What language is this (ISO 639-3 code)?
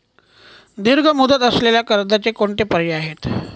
mar